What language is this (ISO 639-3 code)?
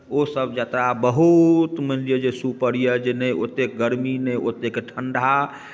mai